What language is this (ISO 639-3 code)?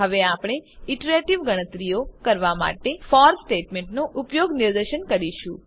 guj